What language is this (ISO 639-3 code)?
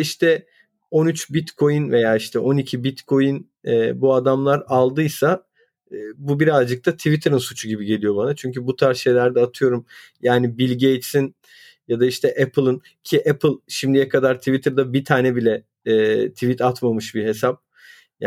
tur